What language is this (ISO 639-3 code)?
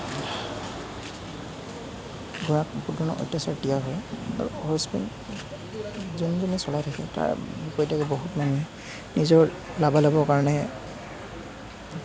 asm